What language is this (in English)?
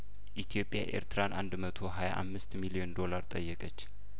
Amharic